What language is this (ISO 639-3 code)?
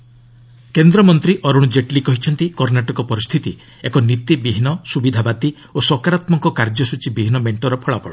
ori